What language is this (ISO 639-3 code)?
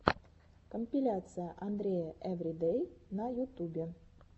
rus